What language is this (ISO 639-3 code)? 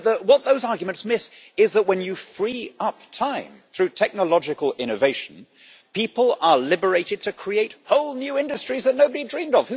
eng